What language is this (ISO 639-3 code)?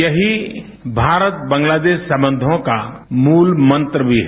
hin